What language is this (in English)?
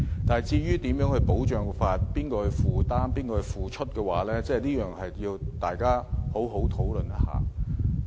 Cantonese